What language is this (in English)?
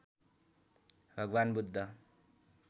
Nepali